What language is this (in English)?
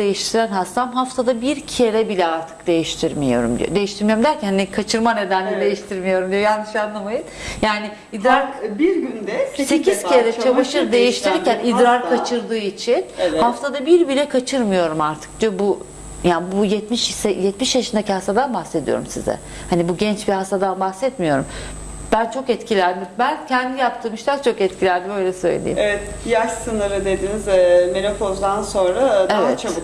Turkish